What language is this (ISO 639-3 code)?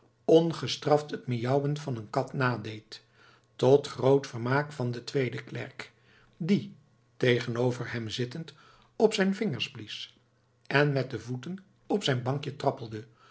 nld